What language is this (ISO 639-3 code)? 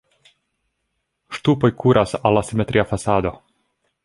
epo